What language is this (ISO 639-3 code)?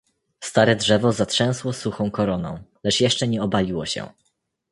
pol